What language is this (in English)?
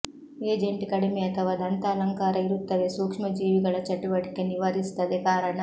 Kannada